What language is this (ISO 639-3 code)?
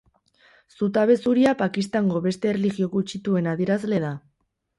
eus